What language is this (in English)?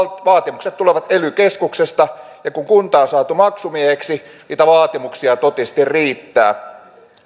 Finnish